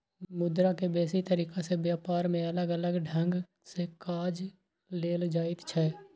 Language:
Maithili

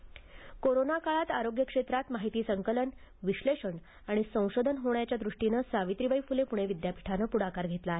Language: Marathi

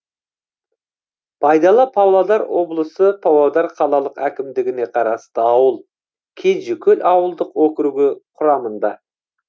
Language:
Kazakh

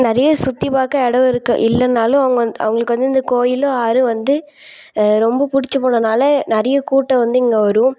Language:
Tamil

